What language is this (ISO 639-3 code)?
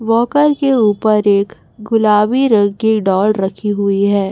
hin